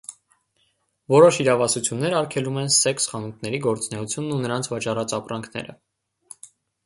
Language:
Armenian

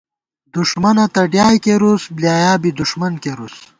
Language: Gawar-Bati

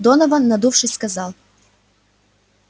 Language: Russian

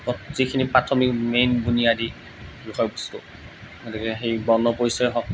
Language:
Assamese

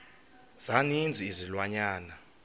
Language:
Xhosa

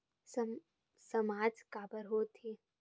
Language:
Chhattisgarhi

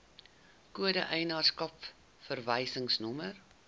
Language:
Afrikaans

